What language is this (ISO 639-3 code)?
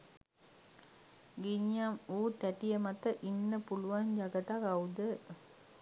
sin